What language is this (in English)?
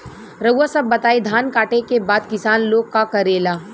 Bhojpuri